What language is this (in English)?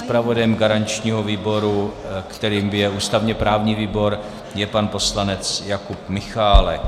Czech